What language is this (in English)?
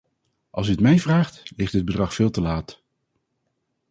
Dutch